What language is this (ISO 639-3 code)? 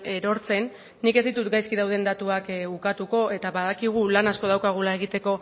eus